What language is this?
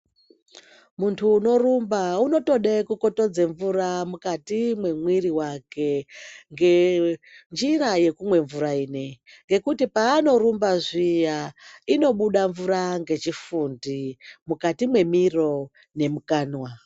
Ndau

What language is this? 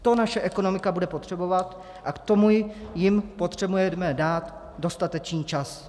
Czech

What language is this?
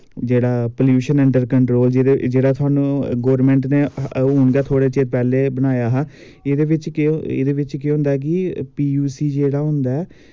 Dogri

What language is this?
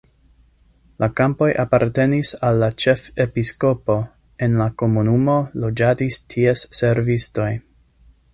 Esperanto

